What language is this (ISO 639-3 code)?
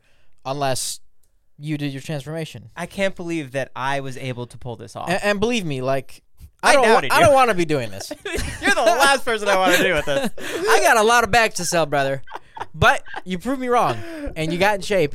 eng